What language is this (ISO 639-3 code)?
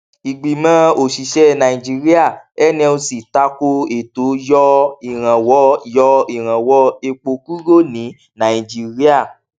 yor